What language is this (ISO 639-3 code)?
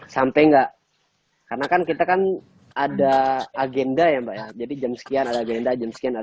ind